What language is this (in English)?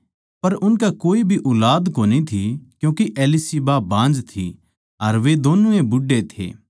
Haryanvi